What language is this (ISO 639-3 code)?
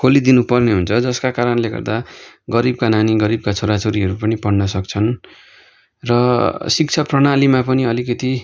nep